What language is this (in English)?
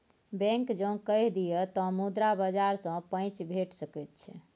Maithili